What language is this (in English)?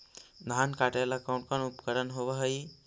Magahi